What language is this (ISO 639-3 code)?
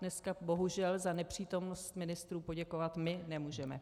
ces